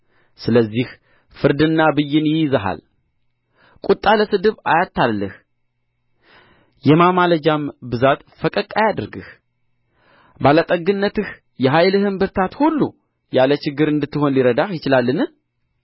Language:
Amharic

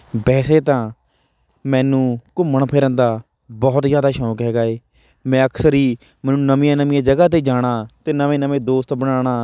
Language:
Punjabi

